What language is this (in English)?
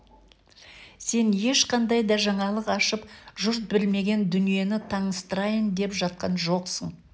Kazakh